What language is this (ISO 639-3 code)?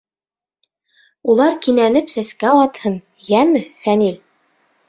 bak